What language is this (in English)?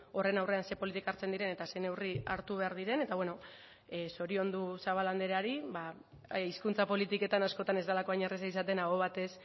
Basque